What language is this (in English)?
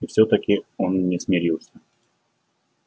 Russian